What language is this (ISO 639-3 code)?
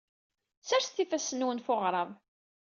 kab